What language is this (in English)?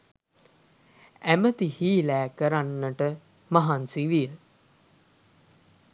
Sinhala